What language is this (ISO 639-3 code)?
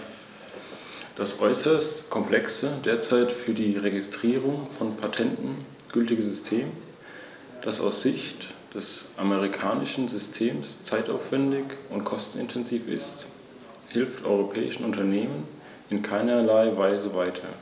deu